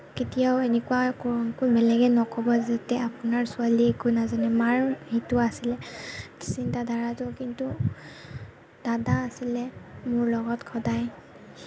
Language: Assamese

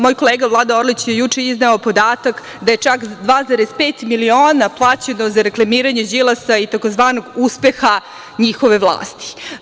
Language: Serbian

